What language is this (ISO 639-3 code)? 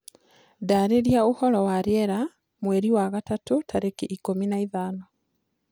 kik